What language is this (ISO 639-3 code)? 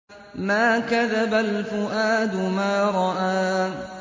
ara